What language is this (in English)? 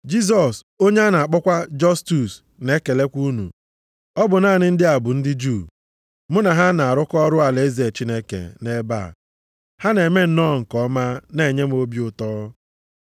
Igbo